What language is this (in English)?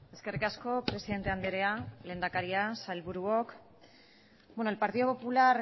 Basque